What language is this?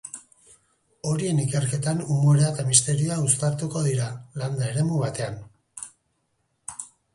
Basque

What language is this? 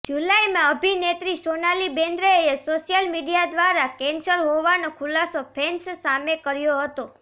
Gujarati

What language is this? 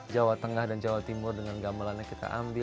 Indonesian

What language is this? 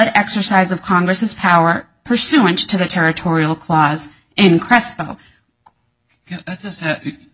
English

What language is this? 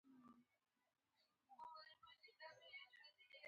Pashto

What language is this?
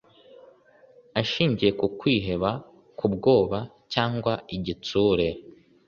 Kinyarwanda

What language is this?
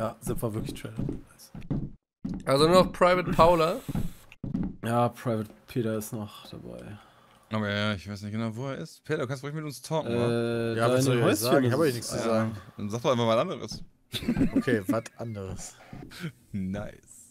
German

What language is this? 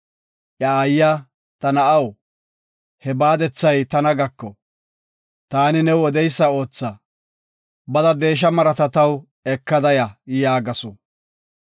Gofa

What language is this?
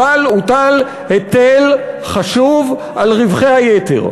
Hebrew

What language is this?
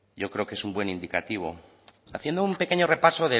Spanish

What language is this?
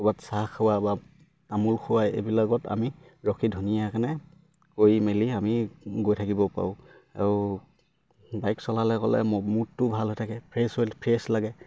Assamese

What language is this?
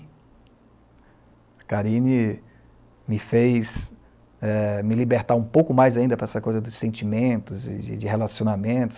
Portuguese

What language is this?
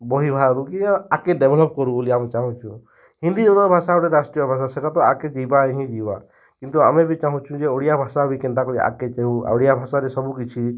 Odia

